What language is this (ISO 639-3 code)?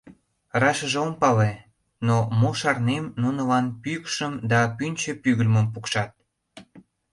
chm